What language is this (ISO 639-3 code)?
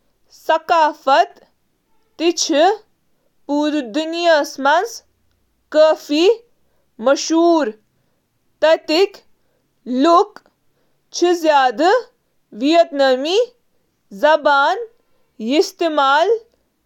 kas